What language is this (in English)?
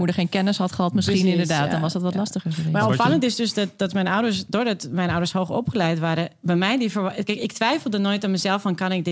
Dutch